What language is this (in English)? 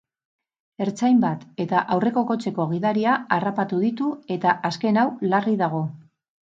Basque